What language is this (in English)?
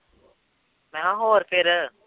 Punjabi